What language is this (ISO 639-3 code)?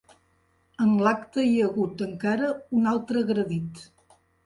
cat